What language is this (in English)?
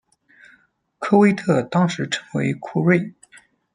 Chinese